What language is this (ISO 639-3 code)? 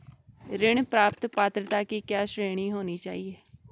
hin